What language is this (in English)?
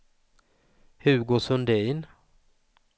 Swedish